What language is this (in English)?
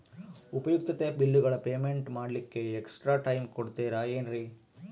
Kannada